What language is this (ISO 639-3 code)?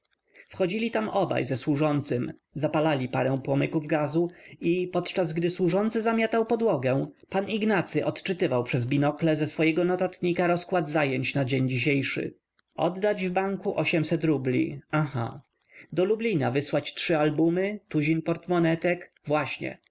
pol